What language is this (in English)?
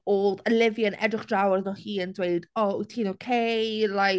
Welsh